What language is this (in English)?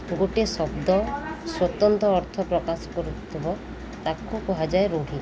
Odia